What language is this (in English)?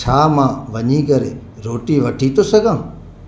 Sindhi